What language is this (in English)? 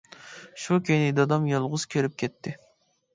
Uyghur